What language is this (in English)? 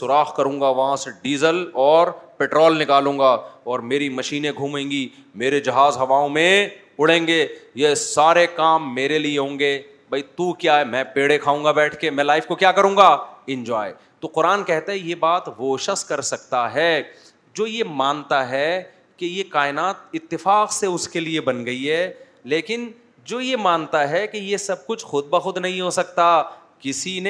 Urdu